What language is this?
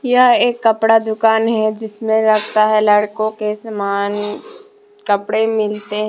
Hindi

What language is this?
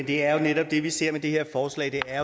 Danish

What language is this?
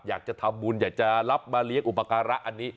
Thai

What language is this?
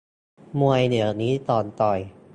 Thai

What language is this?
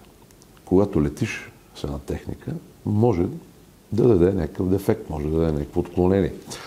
Bulgarian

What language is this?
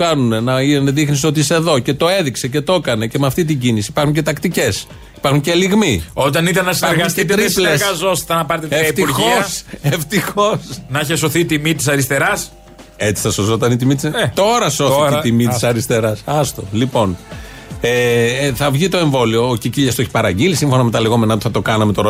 Greek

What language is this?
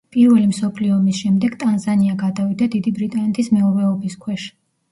Georgian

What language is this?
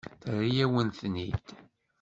Kabyle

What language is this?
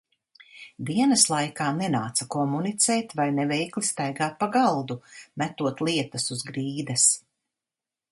Latvian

